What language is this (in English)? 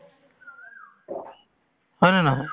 Assamese